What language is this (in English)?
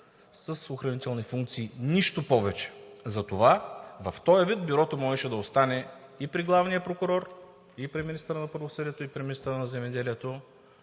Bulgarian